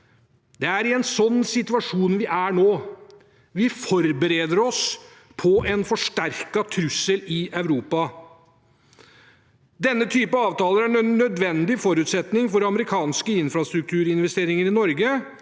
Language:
Norwegian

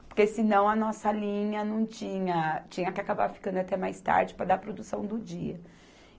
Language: Portuguese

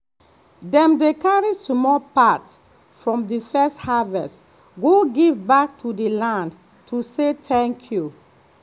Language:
Nigerian Pidgin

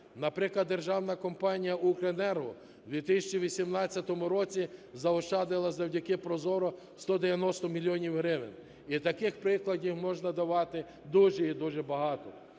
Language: Ukrainian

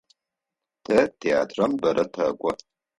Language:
Adyghe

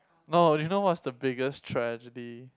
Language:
English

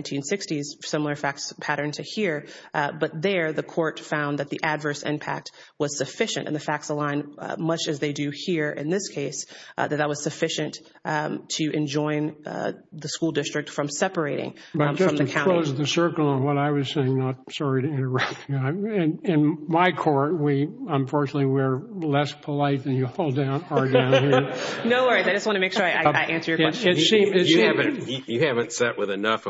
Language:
English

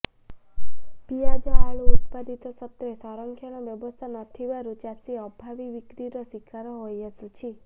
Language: Odia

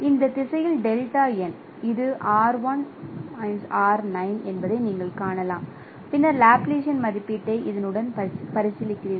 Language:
Tamil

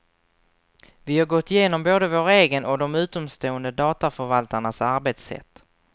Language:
Swedish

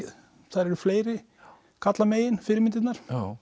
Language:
Icelandic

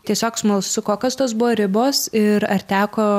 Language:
Lithuanian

